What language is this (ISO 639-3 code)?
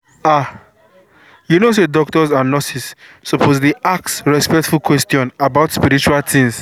pcm